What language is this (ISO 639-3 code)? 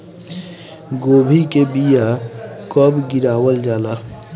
bho